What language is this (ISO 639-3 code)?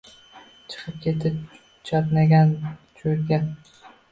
uzb